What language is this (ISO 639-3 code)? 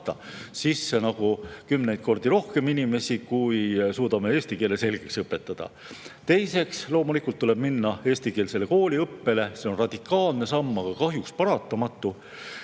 est